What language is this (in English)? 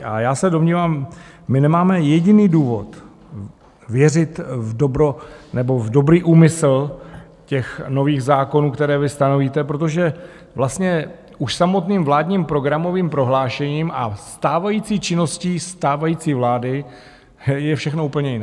Czech